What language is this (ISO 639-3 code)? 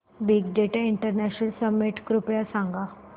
mar